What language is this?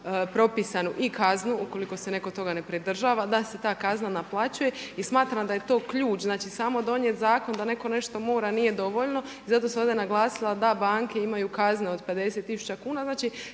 Croatian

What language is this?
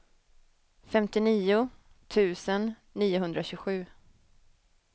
Swedish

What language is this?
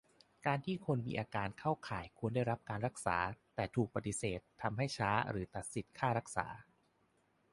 Thai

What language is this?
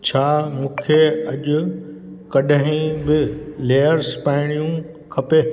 Sindhi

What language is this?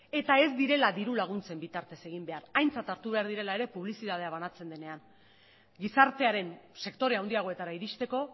Basque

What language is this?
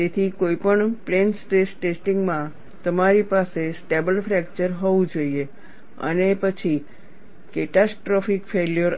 Gujarati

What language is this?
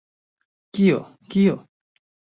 Esperanto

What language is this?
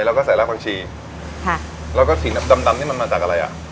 Thai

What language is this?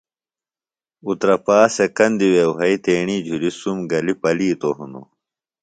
Phalura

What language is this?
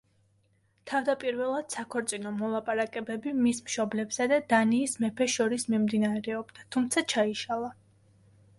Georgian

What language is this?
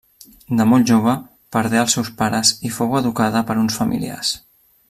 Catalan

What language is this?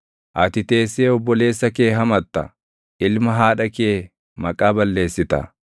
Oromo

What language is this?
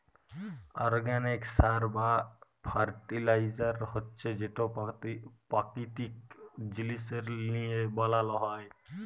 Bangla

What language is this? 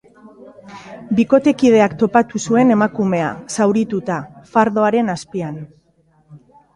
Basque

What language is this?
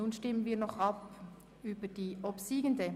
Swiss German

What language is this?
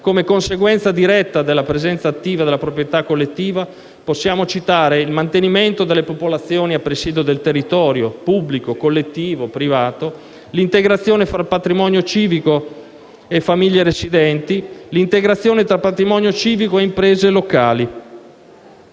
Italian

